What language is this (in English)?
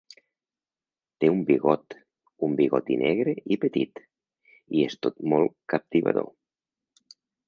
Catalan